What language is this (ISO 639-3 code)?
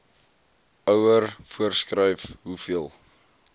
afr